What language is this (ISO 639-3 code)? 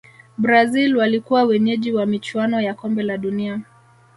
swa